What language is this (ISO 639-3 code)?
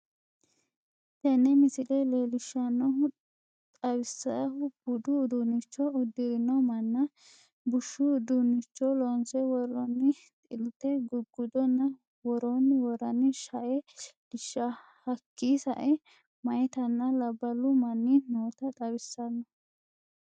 sid